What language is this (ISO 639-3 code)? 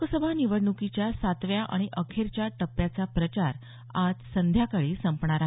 mar